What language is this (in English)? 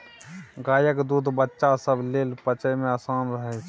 Maithili